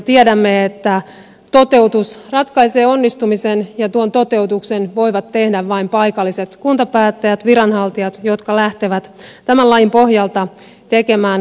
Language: Finnish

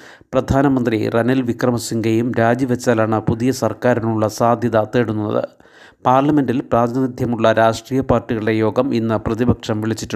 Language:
Malayalam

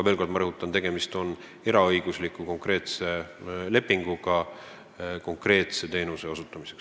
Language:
Estonian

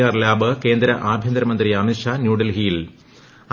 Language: Malayalam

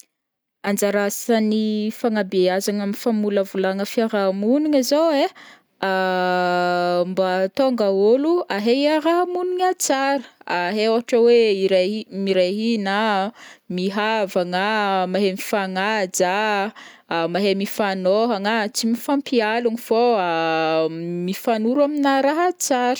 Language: Northern Betsimisaraka Malagasy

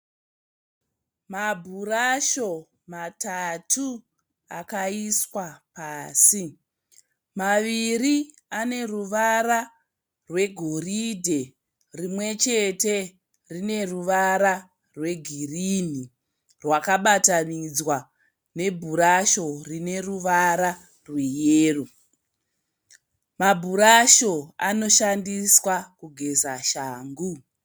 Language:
Shona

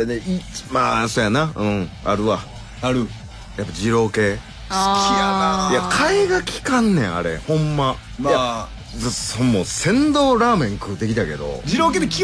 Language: Japanese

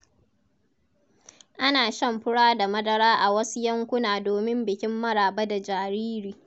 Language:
Hausa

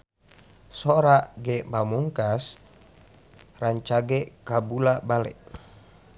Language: Sundanese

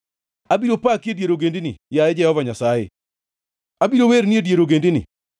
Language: Luo (Kenya and Tanzania)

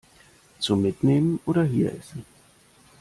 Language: German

